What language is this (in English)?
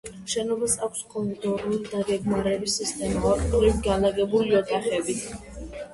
Georgian